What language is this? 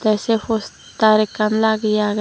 Chakma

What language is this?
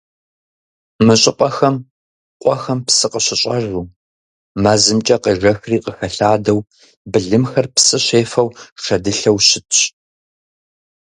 Kabardian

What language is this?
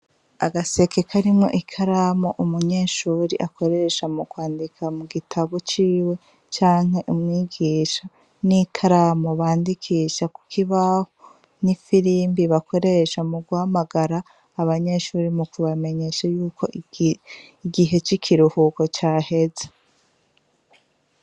Rundi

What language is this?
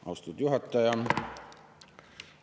Estonian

